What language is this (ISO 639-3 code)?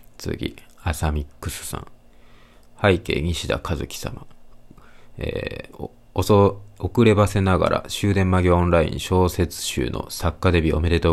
jpn